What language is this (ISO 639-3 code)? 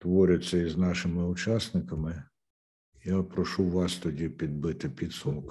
ukr